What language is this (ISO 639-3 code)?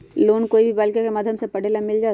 mag